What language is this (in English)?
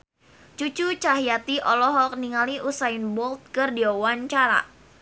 Sundanese